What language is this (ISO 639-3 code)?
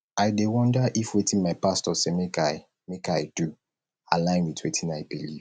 pcm